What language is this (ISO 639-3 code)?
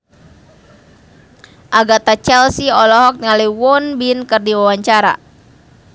sun